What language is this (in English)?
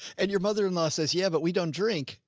English